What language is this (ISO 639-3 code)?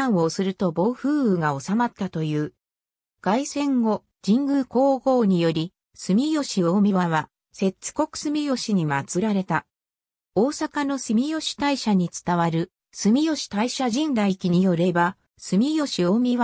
jpn